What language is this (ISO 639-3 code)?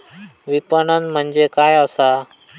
mar